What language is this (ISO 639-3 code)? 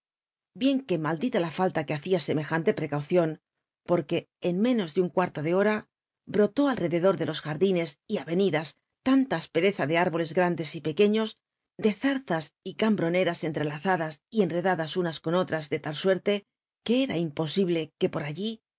spa